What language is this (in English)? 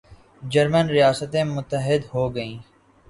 Urdu